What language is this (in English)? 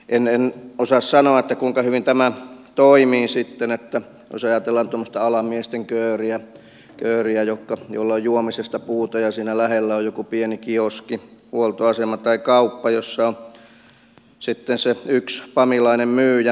Finnish